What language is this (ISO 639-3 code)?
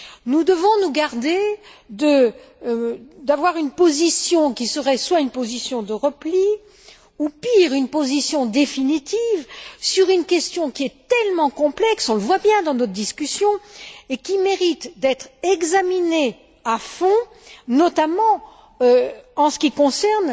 fra